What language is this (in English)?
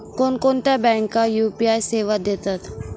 Marathi